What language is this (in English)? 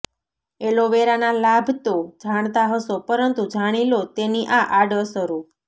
Gujarati